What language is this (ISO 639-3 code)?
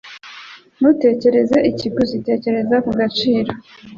kin